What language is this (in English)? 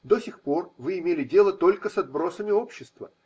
Russian